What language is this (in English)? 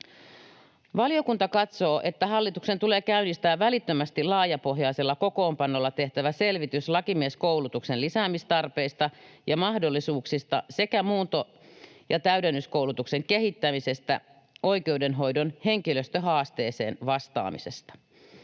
Finnish